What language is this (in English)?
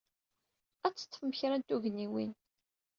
Kabyle